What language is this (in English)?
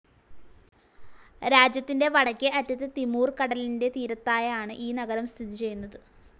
Malayalam